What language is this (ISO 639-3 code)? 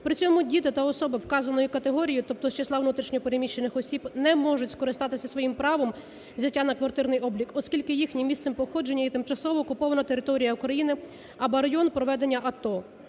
ukr